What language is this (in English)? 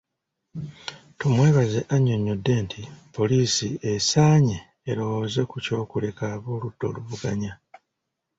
Ganda